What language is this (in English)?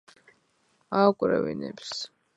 Georgian